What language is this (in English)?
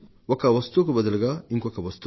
Telugu